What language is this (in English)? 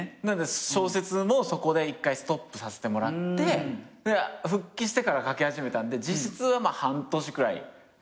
Japanese